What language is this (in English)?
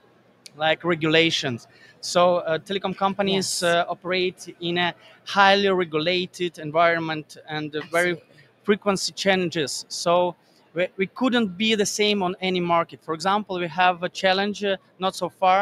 English